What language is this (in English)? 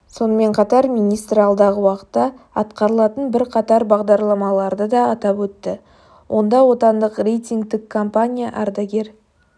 Kazakh